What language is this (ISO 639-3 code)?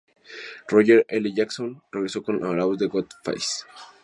spa